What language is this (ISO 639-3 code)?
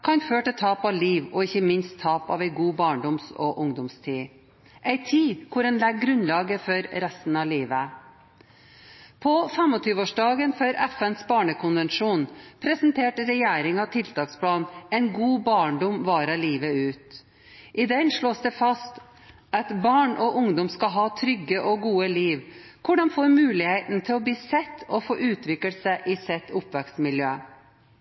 nob